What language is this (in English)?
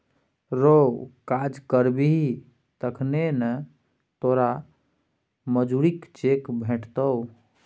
Maithili